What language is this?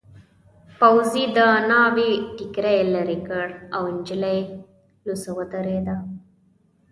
Pashto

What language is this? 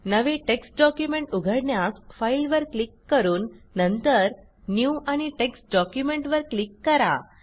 Marathi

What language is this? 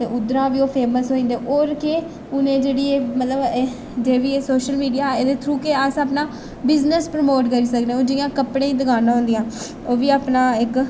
Dogri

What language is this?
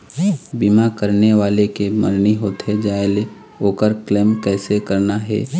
Chhattisgarhi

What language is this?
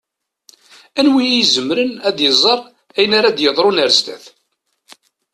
Kabyle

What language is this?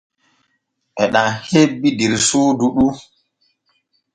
Borgu Fulfulde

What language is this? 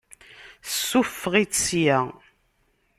Kabyle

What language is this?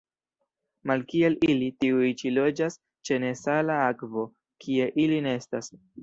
Esperanto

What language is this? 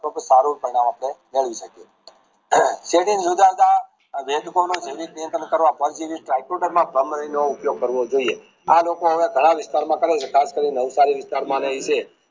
Gujarati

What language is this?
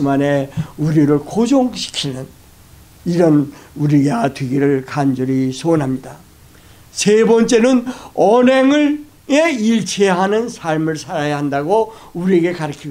Korean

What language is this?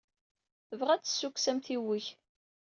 Kabyle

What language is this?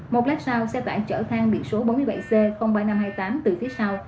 Vietnamese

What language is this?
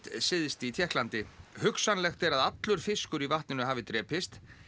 Icelandic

